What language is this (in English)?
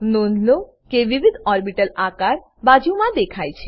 Gujarati